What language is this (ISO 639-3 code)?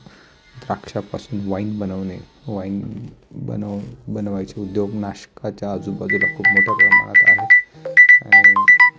mar